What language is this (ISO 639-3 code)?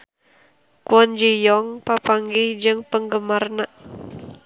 sun